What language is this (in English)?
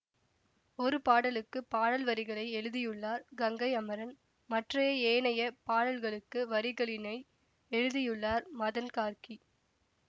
Tamil